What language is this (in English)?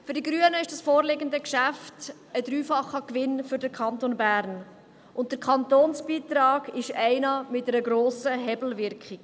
Swiss German